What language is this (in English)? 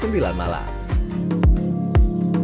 Indonesian